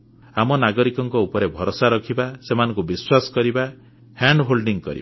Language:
Odia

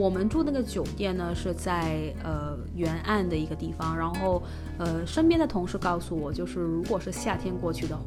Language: Chinese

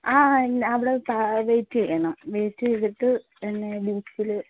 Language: Malayalam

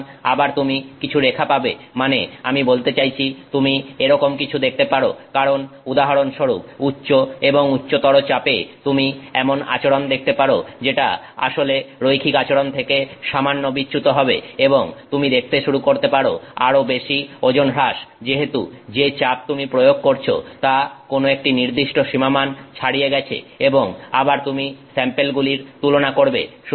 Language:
Bangla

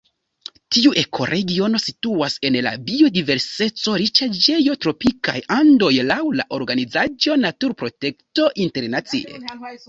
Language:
Esperanto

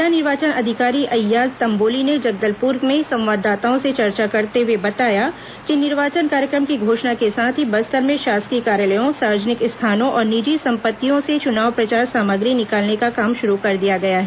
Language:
Hindi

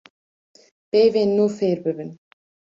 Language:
Kurdish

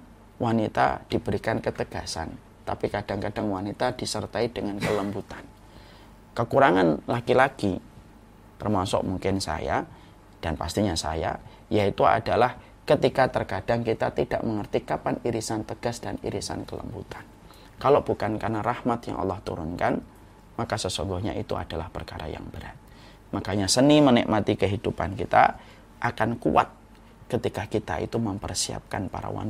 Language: Indonesian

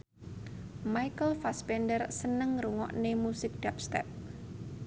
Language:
Javanese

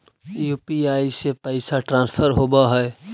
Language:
Magahi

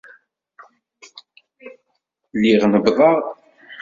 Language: Kabyle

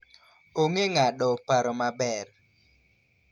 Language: Luo (Kenya and Tanzania)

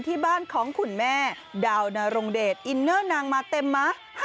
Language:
Thai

